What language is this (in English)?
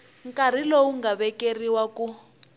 Tsonga